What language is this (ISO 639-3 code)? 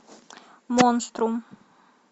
rus